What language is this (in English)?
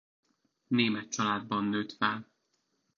Hungarian